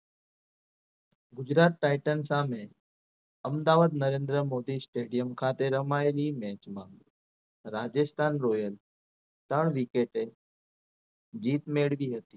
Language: Gujarati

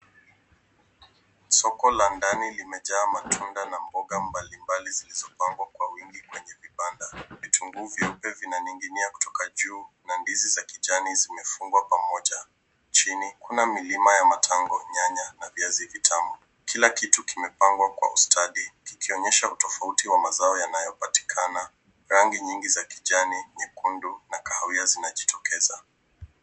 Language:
Swahili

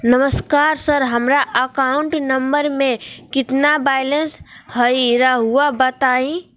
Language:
Magahi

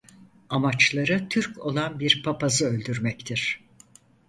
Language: Turkish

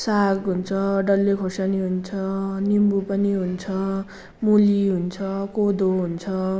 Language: Nepali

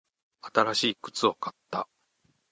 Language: Japanese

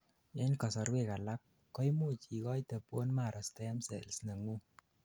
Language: Kalenjin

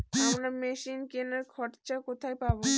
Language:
Bangla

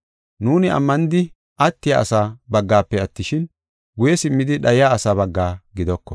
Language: Gofa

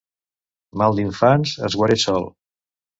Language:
Catalan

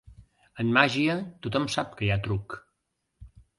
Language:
Catalan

